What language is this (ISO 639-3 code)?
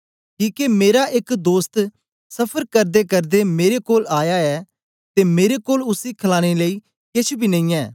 doi